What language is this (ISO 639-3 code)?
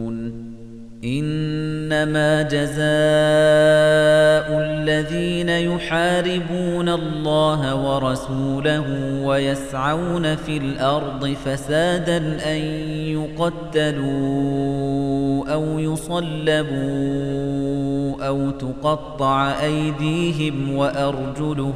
ara